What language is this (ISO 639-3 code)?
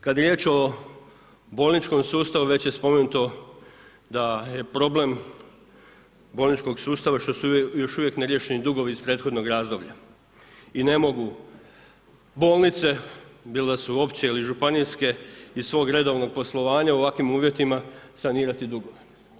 hrv